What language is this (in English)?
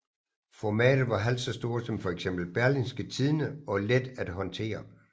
Danish